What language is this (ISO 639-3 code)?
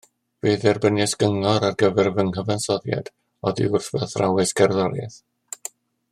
cym